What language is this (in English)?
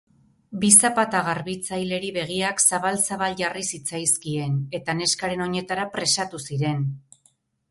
Basque